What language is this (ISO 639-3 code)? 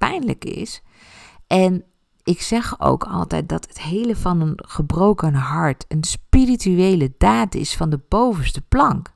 nld